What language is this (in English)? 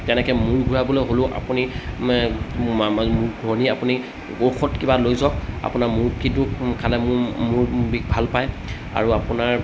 Assamese